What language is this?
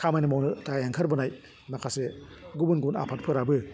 Bodo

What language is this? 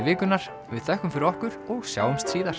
Icelandic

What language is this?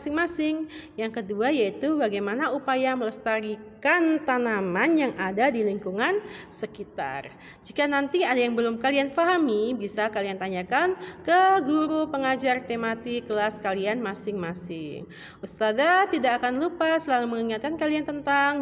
Indonesian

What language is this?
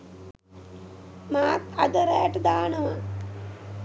Sinhala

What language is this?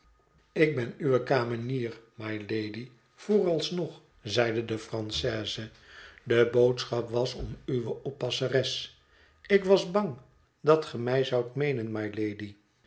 Dutch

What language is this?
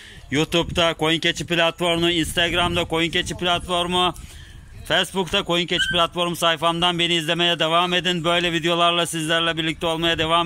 Turkish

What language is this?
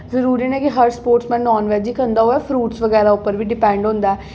Dogri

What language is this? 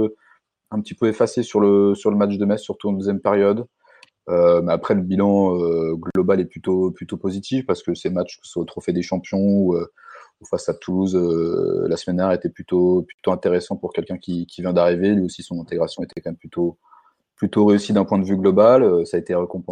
French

